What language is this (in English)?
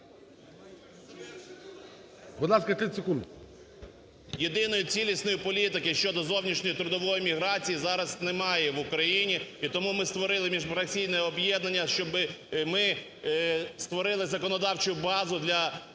Ukrainian